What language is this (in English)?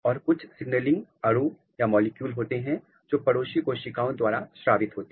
Hindi